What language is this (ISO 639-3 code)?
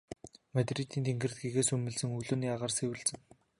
mon